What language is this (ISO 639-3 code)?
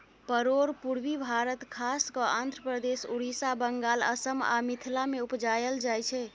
mai